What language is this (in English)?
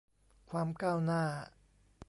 Thai